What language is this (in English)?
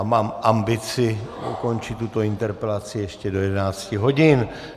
Czech